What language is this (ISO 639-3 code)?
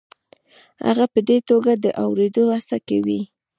pus